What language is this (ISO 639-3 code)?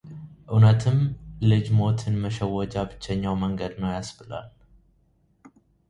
amh